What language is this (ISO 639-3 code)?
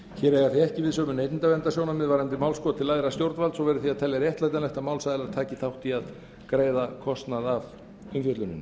isl